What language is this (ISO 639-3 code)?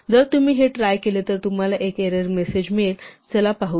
mar